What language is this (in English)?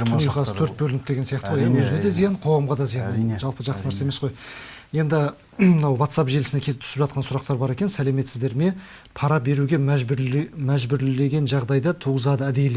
Turkish